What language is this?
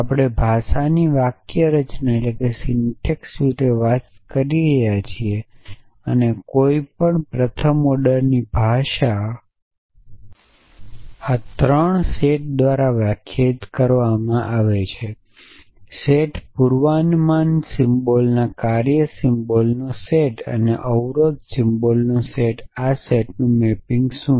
Gujarati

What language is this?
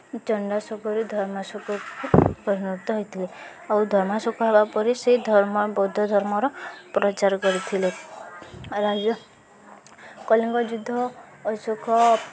Odia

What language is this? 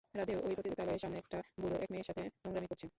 Bangla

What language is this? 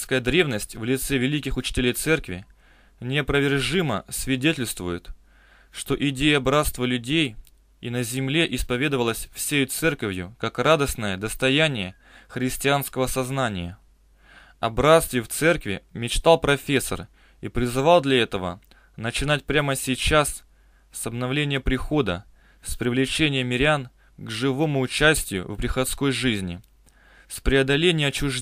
Russian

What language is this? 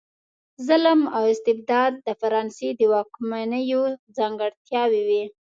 Pashto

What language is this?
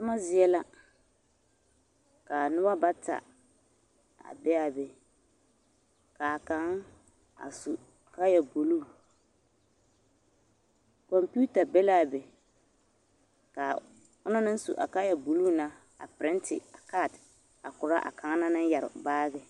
Southern Dagaare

